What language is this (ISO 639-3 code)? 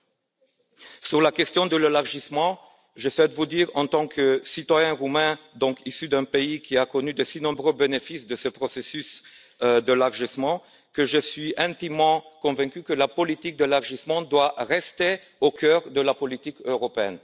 fra